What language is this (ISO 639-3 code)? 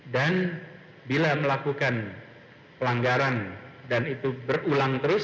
ind